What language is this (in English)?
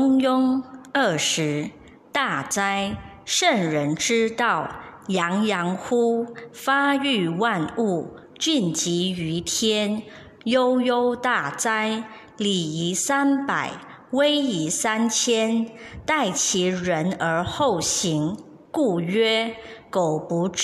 Chinese